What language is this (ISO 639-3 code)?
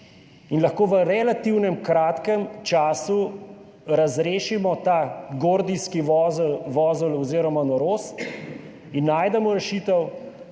slv